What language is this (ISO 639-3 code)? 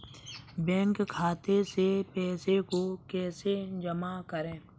hin